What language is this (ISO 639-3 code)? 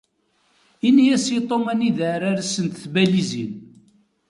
kab